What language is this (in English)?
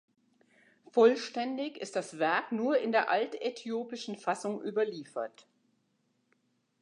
German